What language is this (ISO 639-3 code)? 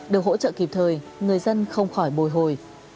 vie